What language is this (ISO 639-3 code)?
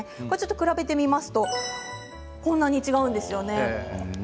jpn